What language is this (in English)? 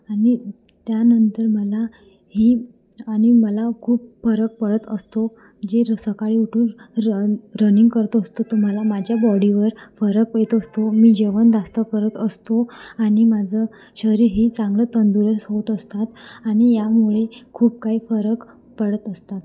Marathi